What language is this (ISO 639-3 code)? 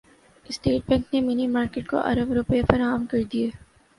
urd